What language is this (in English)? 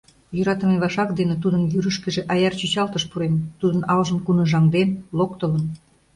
Mari